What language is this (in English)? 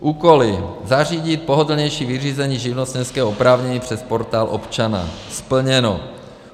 Czech